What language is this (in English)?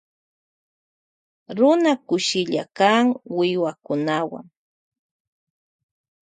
Loja Highland Quichua